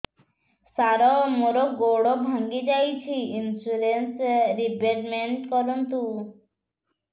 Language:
Odia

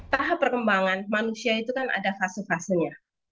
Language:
Indonesian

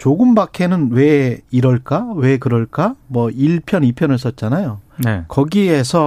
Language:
Korean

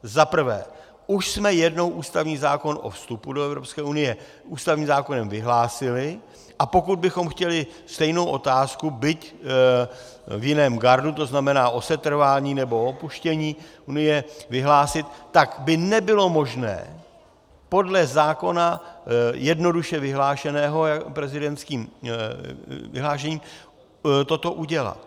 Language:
Czech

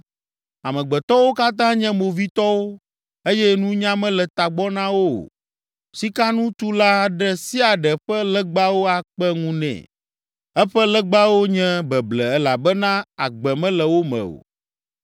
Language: Ewe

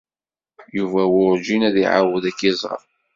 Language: Kabyle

